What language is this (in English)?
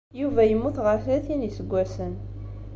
Kabyle